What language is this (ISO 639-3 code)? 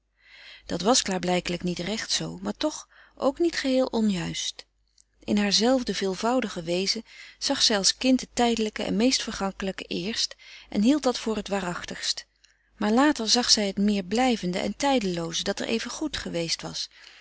nld